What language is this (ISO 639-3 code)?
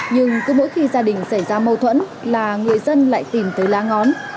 vie